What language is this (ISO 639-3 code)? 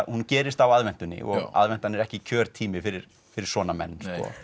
isl